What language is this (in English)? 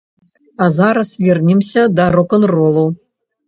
Belarusian